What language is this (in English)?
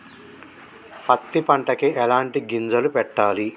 Telugu